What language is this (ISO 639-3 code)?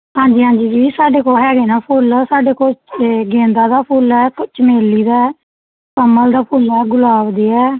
pan